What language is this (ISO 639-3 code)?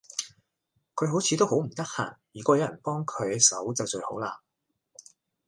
yue